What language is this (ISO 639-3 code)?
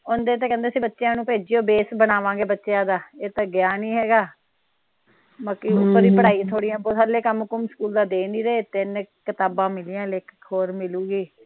pan